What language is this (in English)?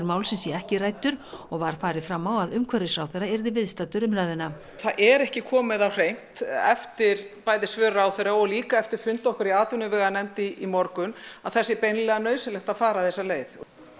Icelandic